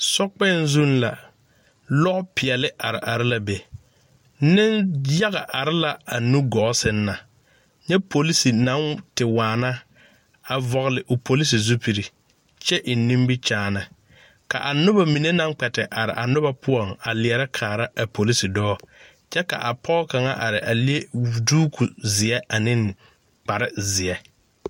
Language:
Southern Dagaare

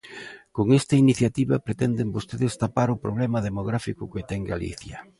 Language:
Galician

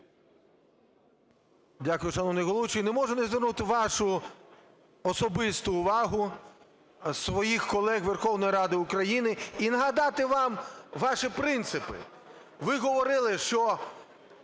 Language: Ukrainian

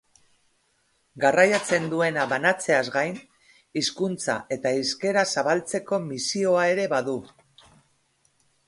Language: Basque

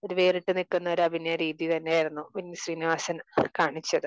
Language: Malayalam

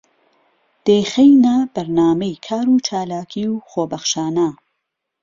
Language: Central Kurdish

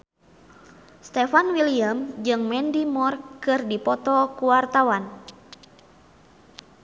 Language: Sundanese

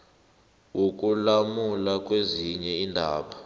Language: South Ndebele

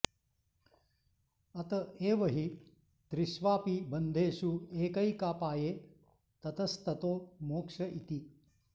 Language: Sanskrit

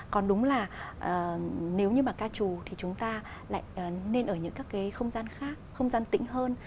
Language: Vietnamese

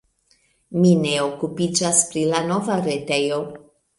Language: Esperanto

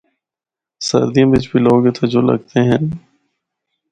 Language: Northern Hindko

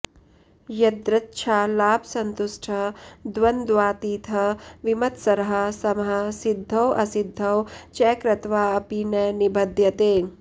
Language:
Sanskrit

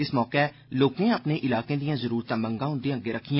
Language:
Dogri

